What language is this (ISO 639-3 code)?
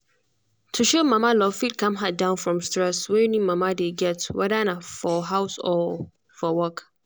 pcm